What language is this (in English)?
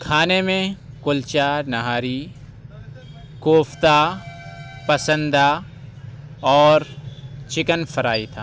Urdu